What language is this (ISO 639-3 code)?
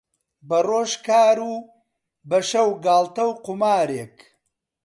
ckb